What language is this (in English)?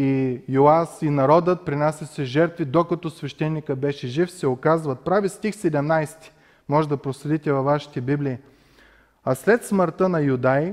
Bulgarian